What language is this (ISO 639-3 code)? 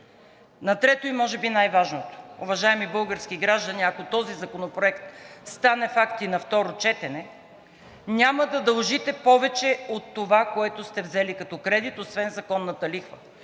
bul